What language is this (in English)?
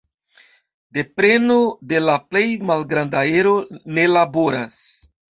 Esperanto